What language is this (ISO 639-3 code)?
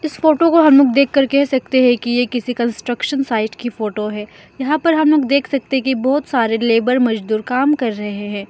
hin